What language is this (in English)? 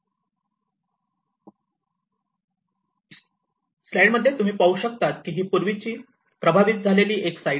Marathi